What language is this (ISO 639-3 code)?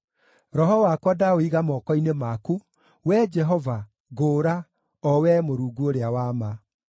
kik